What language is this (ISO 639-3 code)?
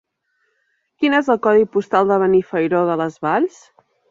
cat